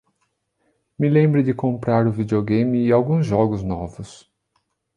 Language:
Portuguese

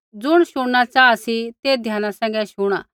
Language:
Kullu Pahari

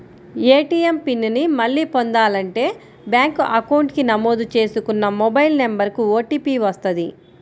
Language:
Telugu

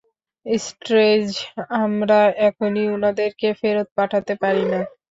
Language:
Bangla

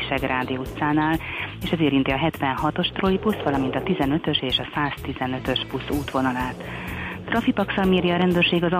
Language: Hungarian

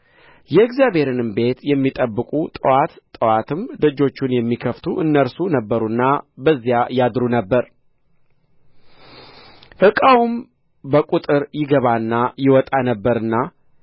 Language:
Amharic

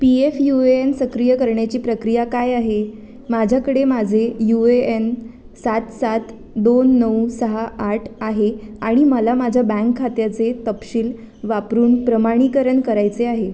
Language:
Marathi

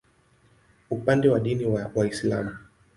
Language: Swahili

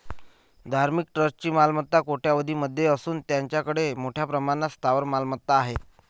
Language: Marathi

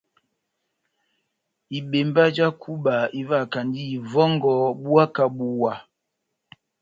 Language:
Batanga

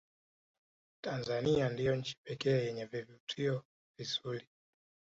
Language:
Swahili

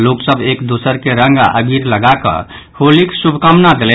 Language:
Maithili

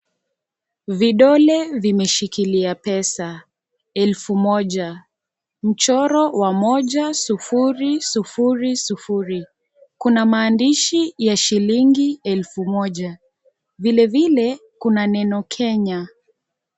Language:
Swahili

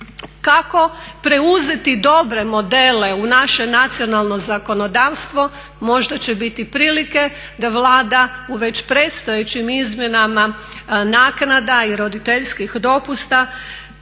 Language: Croatian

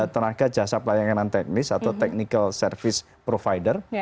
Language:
Indonesian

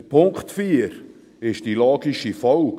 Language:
Swiss German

